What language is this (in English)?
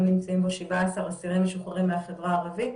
Hebrew